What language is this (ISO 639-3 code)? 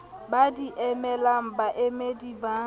sot